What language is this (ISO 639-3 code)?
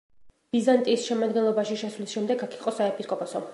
kat